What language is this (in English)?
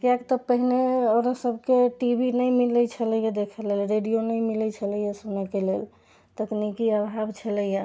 Maithili